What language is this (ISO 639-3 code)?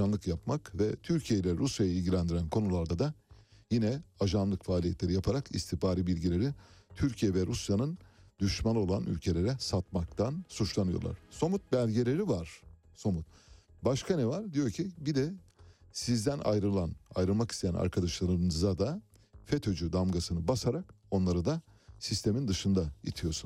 tur